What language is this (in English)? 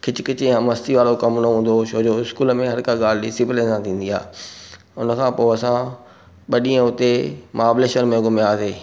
Sindhi